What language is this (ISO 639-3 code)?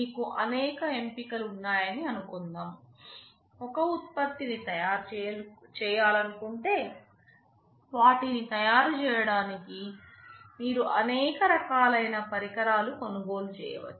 tel